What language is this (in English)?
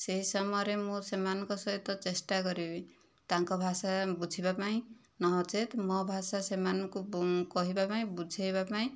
Odia